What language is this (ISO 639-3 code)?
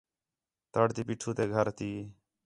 xhe